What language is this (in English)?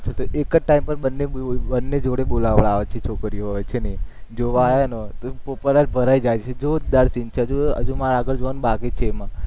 Gujarati